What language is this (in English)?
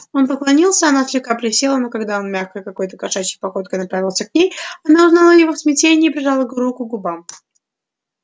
Russian